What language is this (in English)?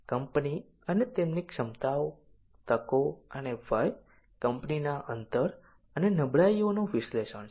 Gujarati